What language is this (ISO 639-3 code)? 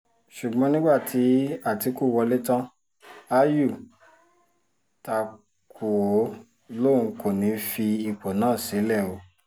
yor